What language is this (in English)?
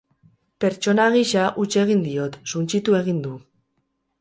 Basque